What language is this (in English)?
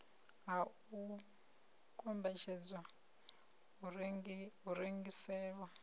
Venda